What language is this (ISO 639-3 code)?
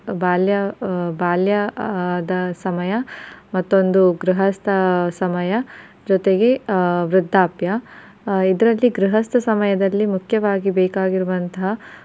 kan